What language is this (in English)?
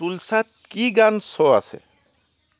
Assamese